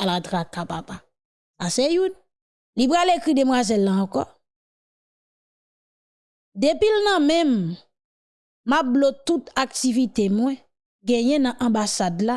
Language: French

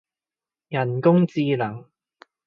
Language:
Cantonese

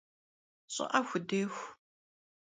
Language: Kabardian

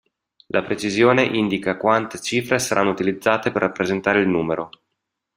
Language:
Italian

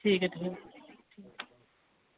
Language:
Dogri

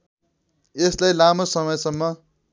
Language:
Nepali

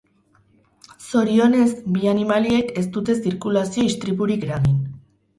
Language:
Basque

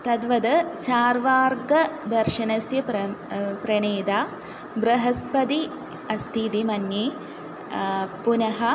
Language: Sanskrit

